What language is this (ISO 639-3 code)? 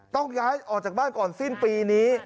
tha